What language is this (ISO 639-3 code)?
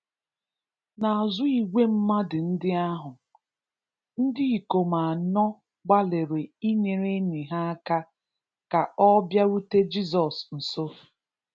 ibo